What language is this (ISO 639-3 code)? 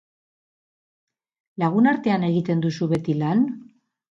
eus